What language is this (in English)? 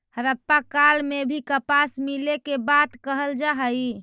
Magahi